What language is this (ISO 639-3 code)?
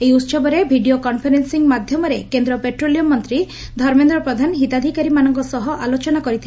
ori